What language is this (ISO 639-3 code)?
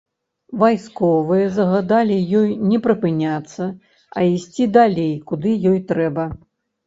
bel